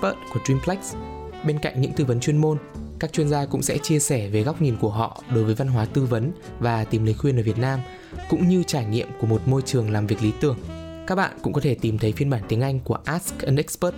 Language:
Vietnamese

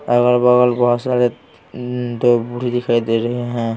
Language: Hindi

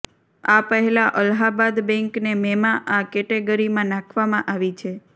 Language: Gujarati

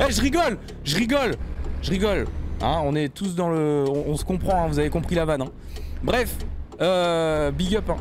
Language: French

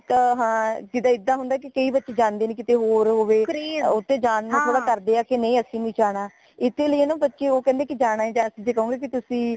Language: Punjabi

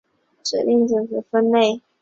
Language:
Chinese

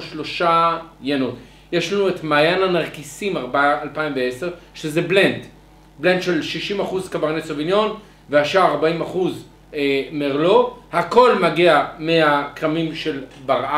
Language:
Hebrew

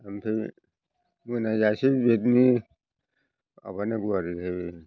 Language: Bodo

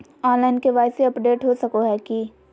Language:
Magahi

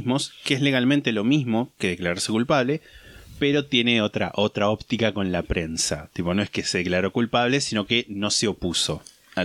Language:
Spanish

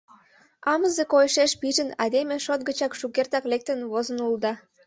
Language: Mari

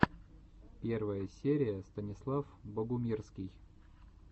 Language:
Russian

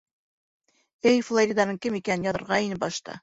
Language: Bashkir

